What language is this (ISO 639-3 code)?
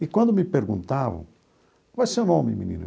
por